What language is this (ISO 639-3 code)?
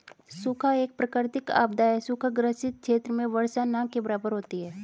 hin